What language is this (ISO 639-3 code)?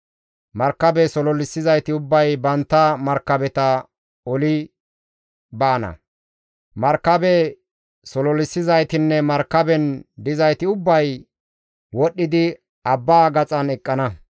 gmv